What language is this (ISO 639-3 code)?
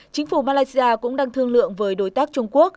vie